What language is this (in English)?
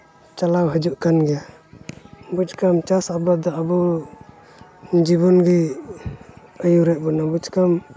Santali